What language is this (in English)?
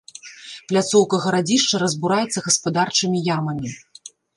Belarusian